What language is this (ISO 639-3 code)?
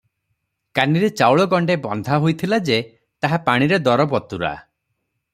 ori